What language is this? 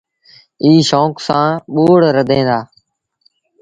Sindhi Bhil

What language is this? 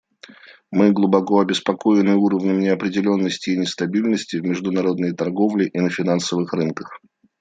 Russian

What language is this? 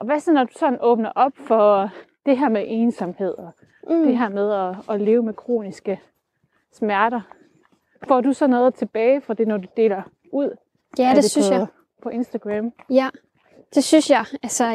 Danish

